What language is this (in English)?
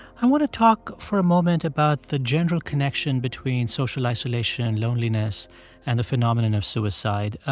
English